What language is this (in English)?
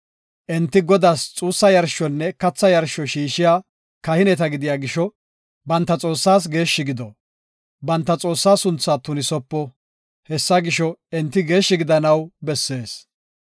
Gofa